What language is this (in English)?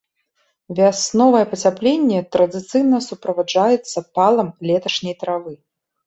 Belarusian